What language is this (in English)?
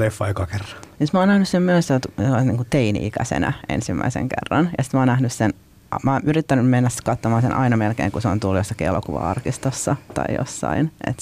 Finnish